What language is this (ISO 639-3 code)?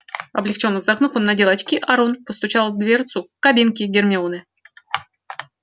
rus